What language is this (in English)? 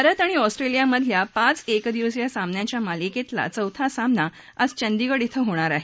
Marathi